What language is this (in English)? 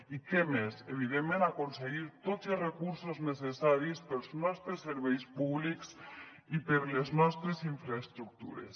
Catalan